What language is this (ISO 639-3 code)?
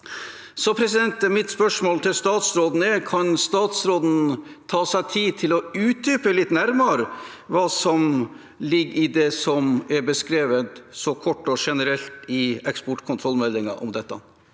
nor